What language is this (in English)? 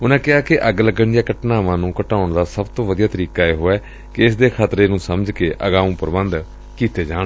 Punjabi